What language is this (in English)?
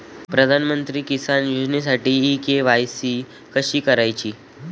Marathi